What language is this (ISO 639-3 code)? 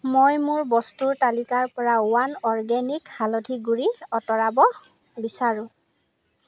asm